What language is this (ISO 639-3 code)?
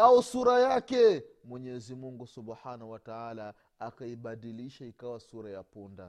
swa